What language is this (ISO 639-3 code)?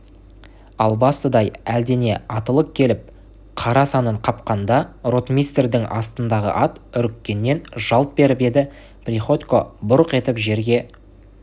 kaz